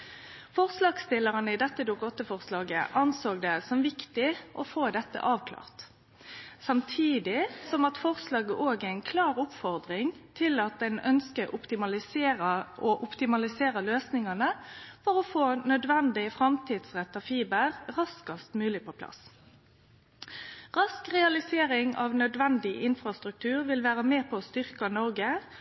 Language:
Norwegian Nynorsk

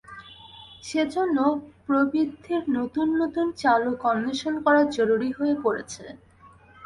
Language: Bangla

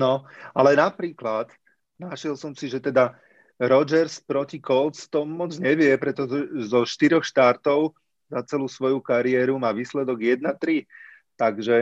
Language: Slovak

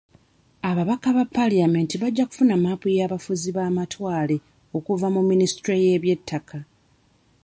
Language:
Ganda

